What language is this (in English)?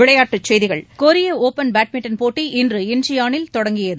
Tamil